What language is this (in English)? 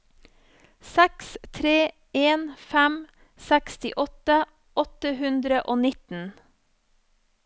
Norwegian